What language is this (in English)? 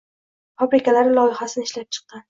Uzbek